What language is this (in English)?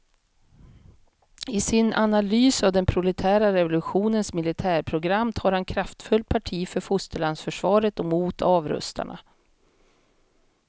Swedish